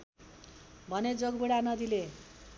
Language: Nepali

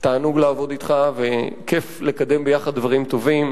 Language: Hebrew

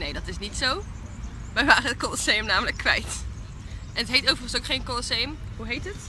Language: Dutch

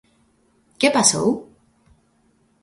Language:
Galician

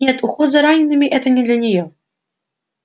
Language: Russian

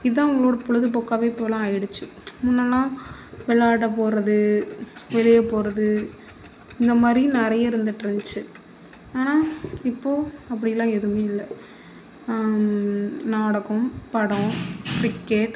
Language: Tamil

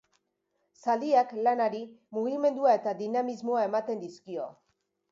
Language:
Basque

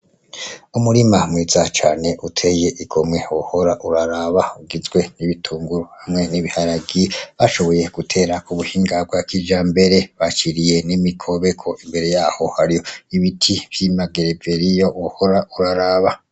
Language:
Rundi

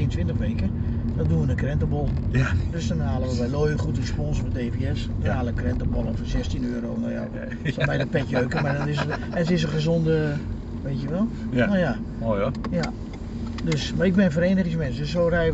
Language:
Dutch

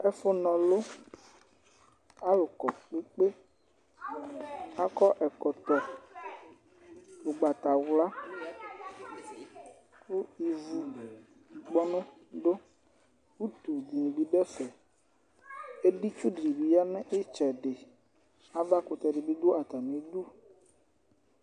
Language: Ikposo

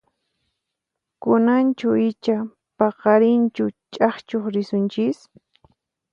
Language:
Puno Quechua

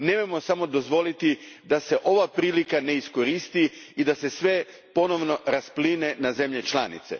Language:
Croatian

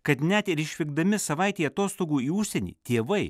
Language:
Lithuanian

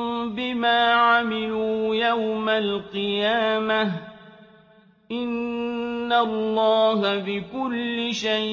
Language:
Arabic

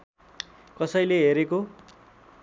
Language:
Nepali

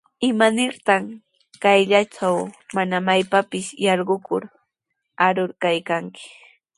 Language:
Sihuas Ancash Quechua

